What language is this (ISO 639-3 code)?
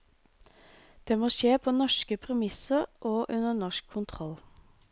nor